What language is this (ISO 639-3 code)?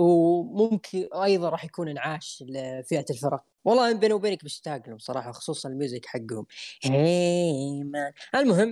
ara